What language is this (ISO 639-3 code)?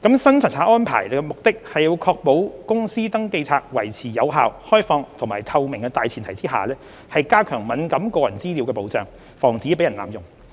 yue